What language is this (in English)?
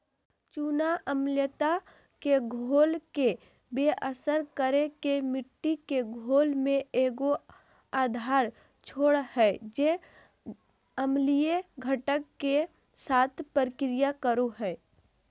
Magahi